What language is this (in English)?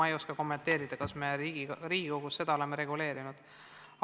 Estonian